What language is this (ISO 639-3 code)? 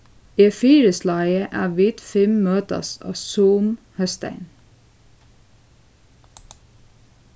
fao